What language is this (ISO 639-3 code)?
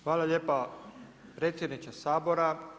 hrv